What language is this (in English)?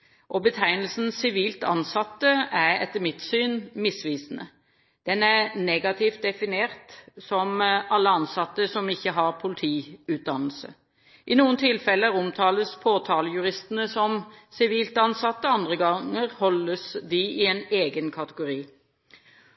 Norwegian Bokmål